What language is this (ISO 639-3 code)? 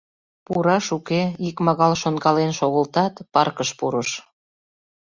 chm